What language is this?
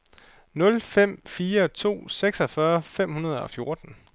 Danish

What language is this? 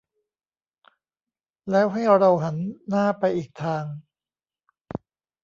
Thai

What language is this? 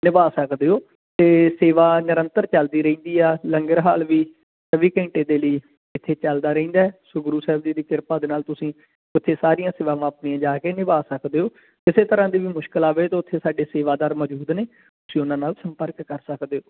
Punjabi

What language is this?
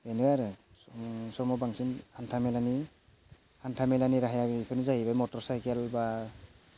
Bodo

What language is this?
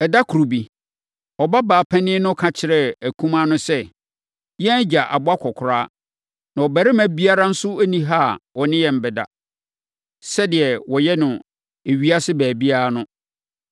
Akan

